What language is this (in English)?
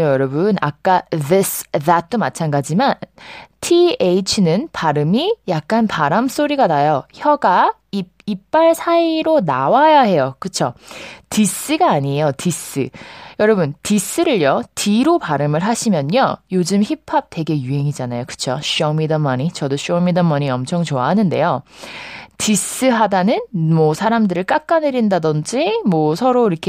Korean